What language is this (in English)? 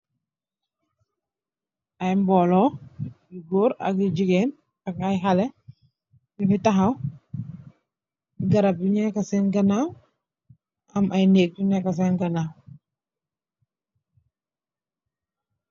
Wolof